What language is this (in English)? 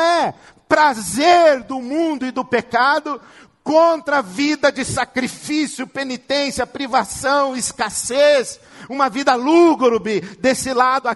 Portuguese